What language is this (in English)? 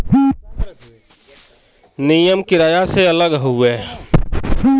Bhojpuri